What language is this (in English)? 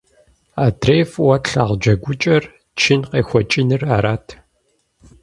Kabardian